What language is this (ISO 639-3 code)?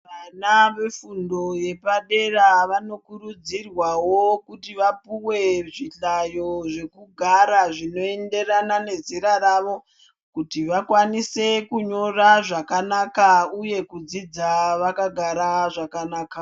ndc